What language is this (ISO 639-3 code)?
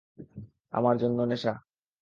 ben